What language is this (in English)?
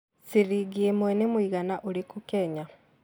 Kikuyu